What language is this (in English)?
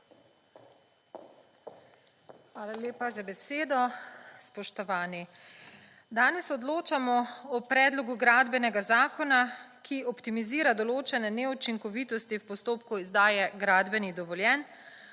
Slovenian